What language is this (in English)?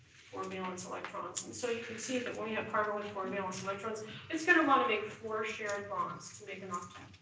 English